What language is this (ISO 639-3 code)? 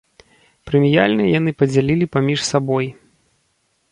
bel